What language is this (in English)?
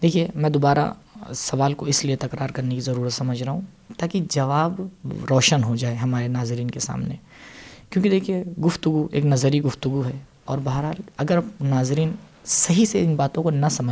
Urdu